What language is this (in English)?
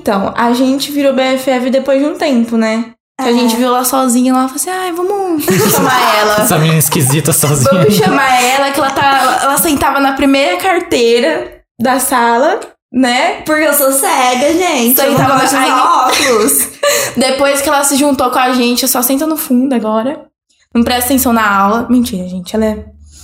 Portuguese